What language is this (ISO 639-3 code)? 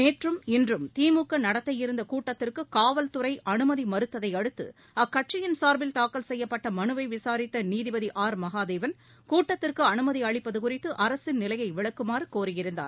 tam